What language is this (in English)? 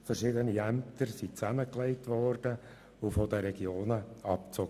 Swiss German